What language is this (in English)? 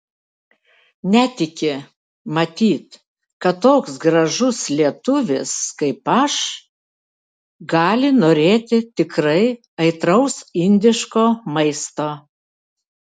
Lithuanian